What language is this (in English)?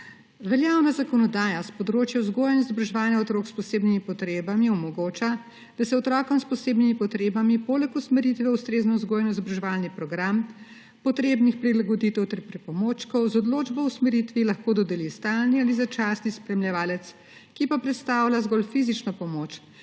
Slovenian